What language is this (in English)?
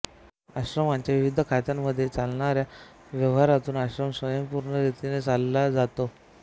Marathi